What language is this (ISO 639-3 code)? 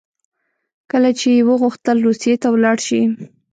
pus